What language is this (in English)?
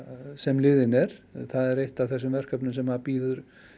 Icelandic